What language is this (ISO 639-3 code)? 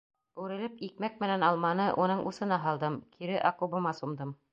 bak